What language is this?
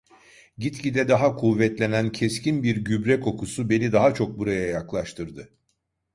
Turkish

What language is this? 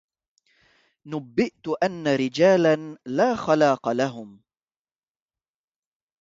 Arabic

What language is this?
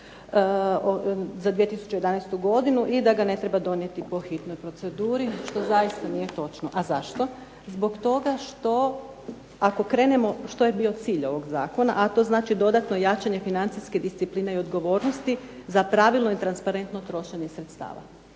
Croatian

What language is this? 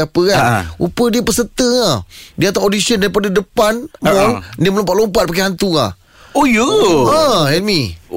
Malay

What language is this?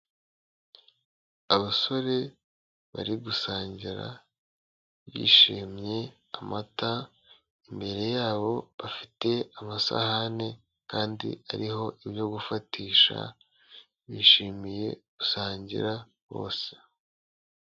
Kinyarwanda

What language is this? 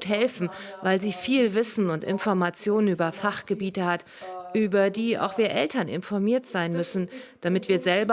German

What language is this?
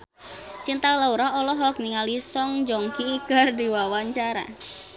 Sundanese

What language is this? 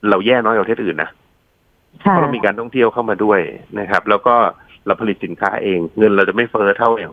Thai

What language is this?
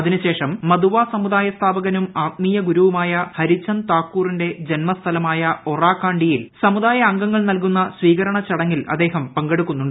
Malayalam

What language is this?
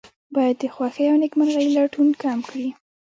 Pashto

